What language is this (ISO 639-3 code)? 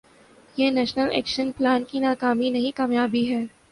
urd